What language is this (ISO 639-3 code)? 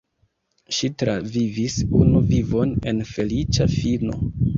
epo